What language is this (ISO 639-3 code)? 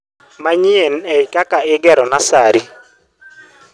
luo